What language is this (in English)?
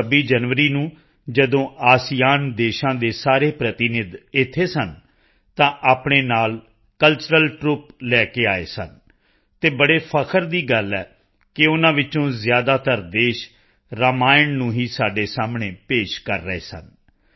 Punjabi